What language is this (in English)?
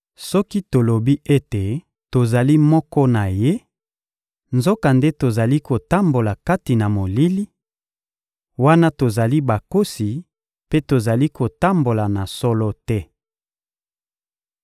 Lingala